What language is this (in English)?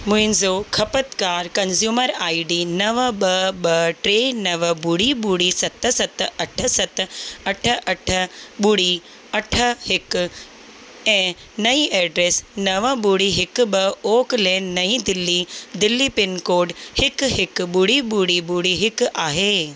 Sindhi